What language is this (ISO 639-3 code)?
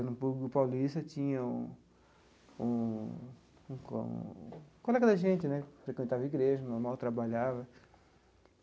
por